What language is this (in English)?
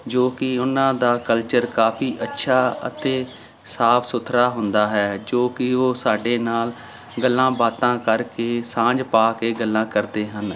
Punjabi